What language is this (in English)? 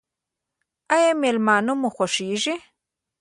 Pashto